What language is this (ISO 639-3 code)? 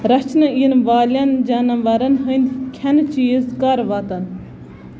kas